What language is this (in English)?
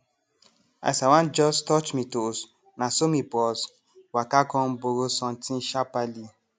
Nigerian Pidgin